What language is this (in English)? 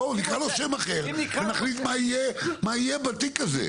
Hebrew